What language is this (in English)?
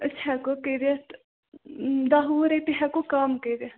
Kashmiri